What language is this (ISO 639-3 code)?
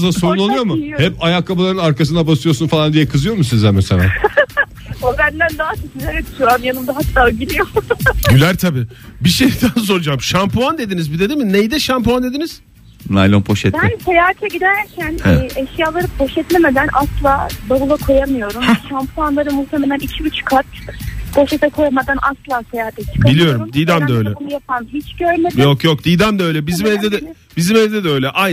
tur